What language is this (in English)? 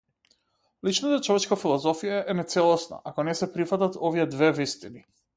Macedonian